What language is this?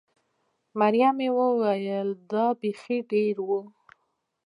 Pashto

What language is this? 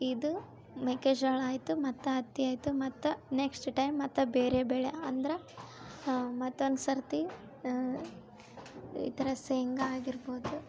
Kannada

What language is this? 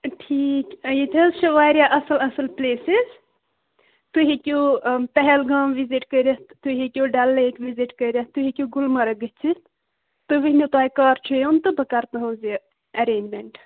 Kashmiri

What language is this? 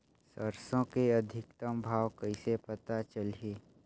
Chhattisgarhi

